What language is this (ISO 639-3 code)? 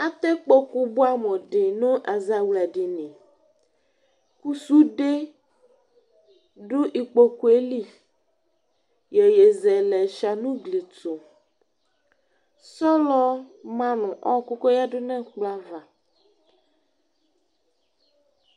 kpo